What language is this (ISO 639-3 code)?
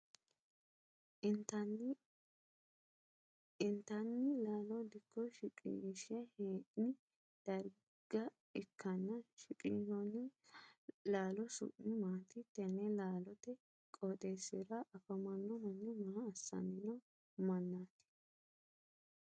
sid